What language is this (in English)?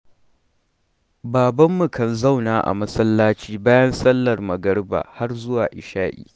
Hausa